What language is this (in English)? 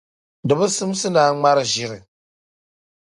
Dagbani